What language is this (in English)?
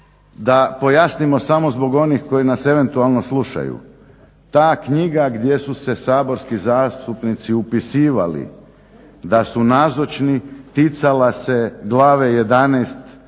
Croatian